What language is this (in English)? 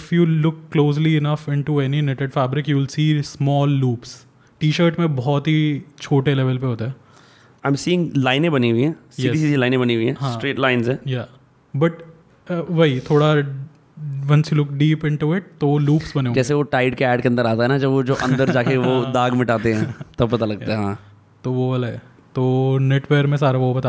Hindi